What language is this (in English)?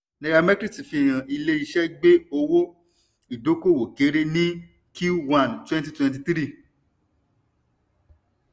Yoruba